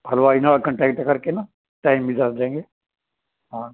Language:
Punjabi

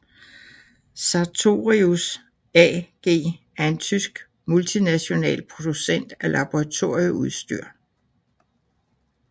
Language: Danish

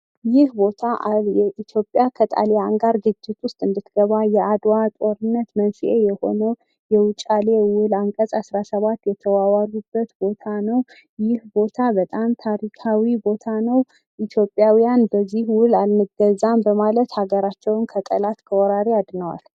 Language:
Amharic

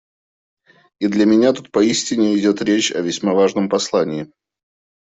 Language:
Russian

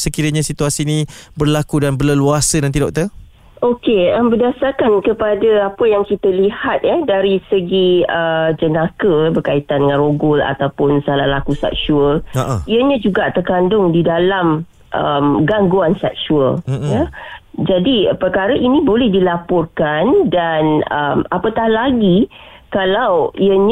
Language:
Malay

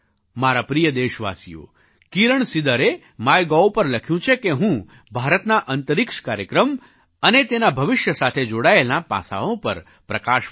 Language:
Gujarati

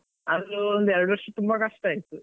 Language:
Kannada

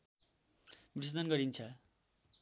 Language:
Nepali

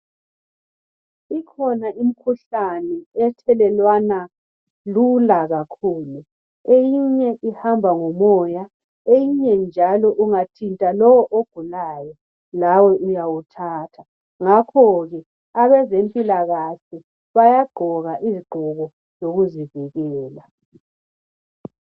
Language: North Ndebele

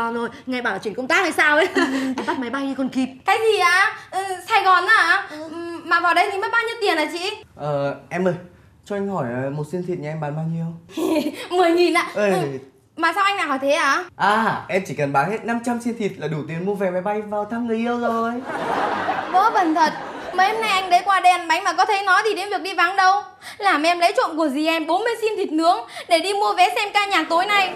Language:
Vietnamese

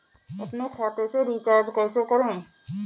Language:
Hindi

